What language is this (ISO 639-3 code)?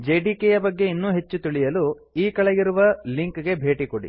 kan